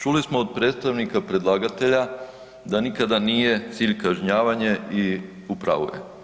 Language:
Croatian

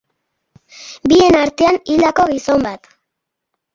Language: Basque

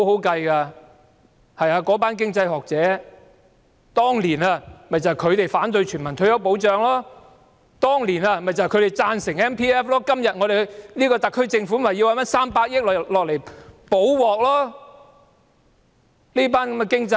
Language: Cantonese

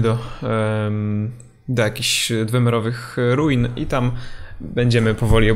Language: Polish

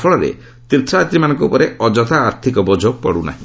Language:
Odia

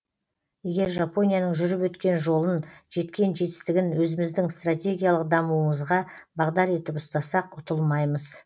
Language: Kazakh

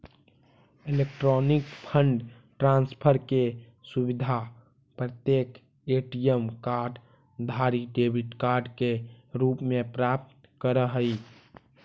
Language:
Magahi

